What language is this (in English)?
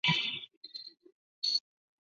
Chinese